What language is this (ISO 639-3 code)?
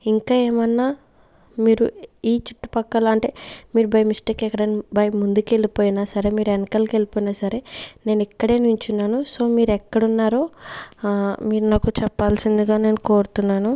tel